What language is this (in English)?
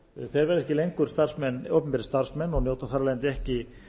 Icelandic